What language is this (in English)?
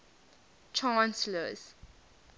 English